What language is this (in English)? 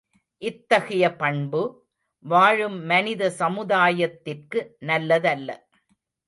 Tamil